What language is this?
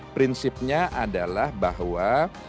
Indonesian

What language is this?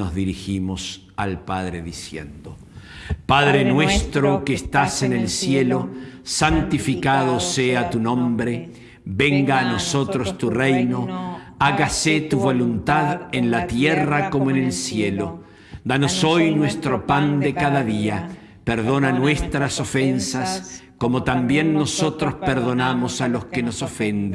Spanish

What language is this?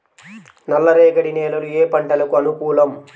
Telugu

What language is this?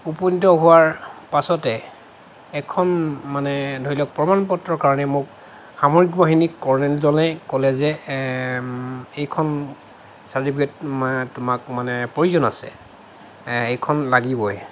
Assamese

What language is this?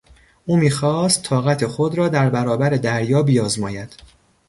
Persian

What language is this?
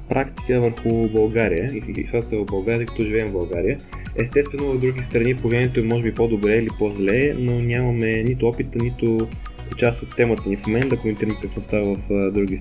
Bulgarian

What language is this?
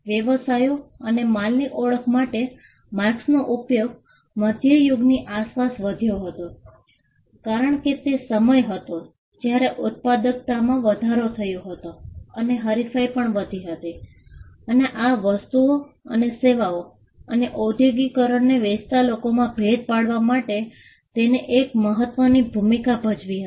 Gujarati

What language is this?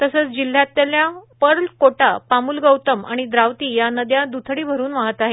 Marathi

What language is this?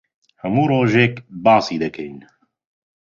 Central Kurdish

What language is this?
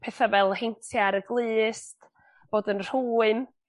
Welsh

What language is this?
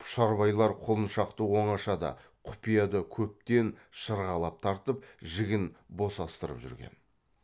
Kazakh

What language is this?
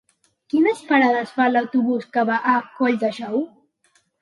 Catalan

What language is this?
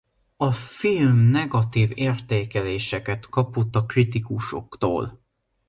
Hungarian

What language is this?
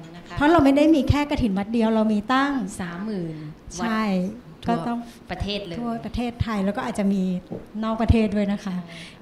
Thai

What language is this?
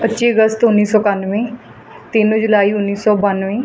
Punjabi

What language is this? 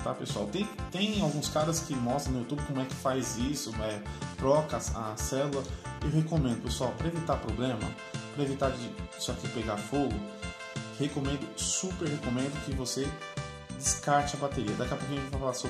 Portuguese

